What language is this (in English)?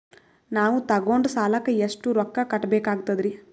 Kannada